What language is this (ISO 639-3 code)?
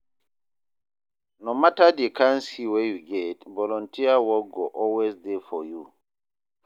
pcm